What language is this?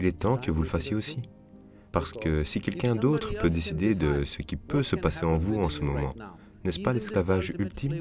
French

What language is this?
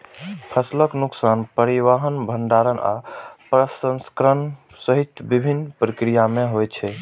Maithili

